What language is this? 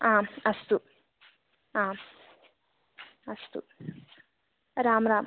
Sanskrit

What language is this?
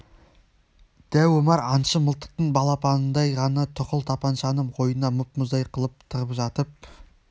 Kazakh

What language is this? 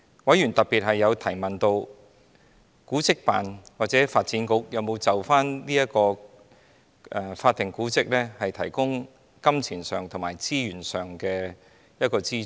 Cantonese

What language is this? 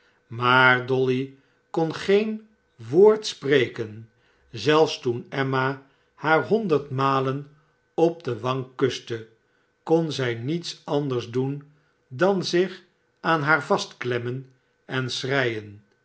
Dutch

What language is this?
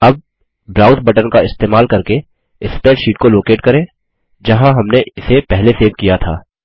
Hindi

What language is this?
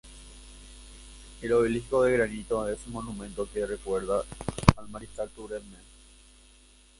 Spanish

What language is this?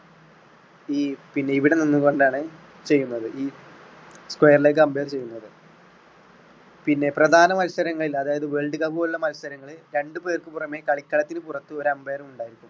Malayalam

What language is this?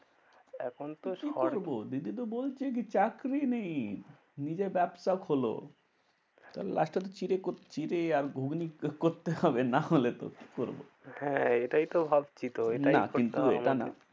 Bangla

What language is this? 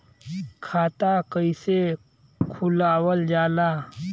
Bhojpuri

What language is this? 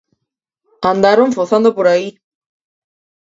Galician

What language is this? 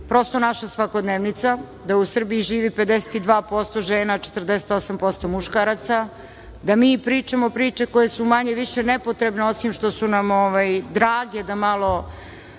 Serbian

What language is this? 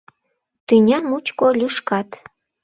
Mari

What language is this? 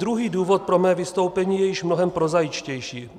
Czech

